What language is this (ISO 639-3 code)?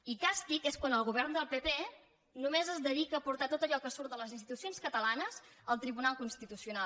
cat